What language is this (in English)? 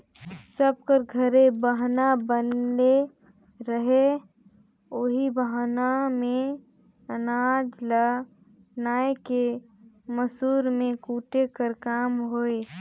Chhattisgarhi